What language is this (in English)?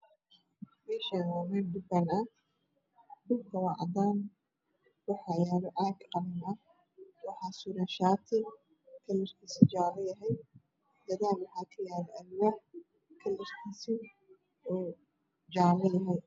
Somali